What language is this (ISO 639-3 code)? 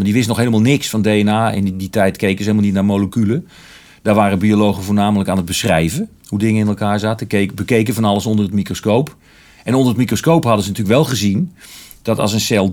nld